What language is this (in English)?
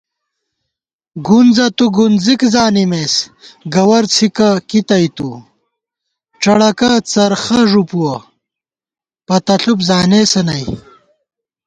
Gawar-Bati